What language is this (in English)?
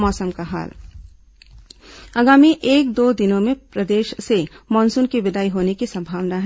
Hindi